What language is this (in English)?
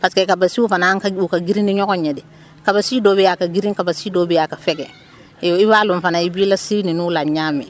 Wolof